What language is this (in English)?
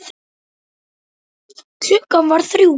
Icelandic